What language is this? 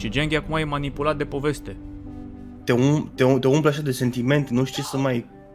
Romanian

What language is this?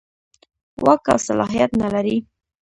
Pashto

